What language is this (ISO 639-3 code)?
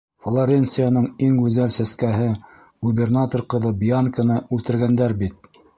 bak